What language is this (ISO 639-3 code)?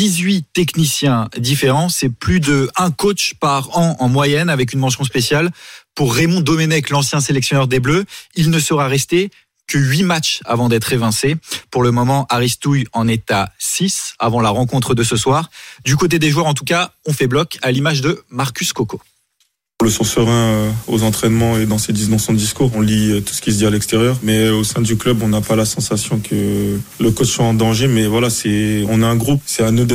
fra